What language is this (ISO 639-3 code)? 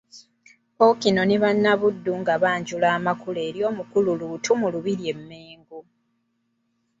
lug